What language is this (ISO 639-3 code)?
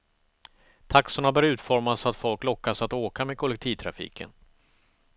swe